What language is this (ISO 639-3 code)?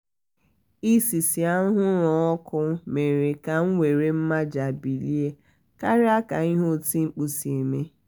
ibo